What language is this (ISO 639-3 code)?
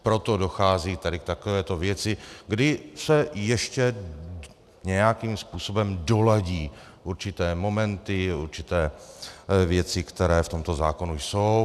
ces